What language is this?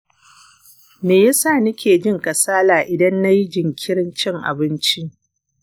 Hausa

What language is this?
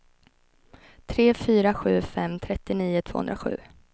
Swedish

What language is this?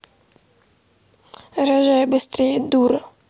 Russian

